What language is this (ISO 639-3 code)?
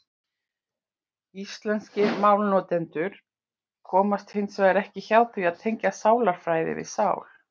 isl